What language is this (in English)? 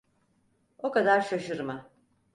Turkish